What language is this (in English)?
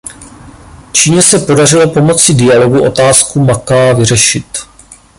Czech